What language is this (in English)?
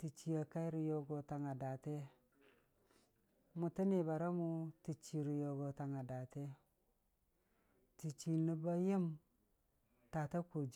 Dijim-Bwilim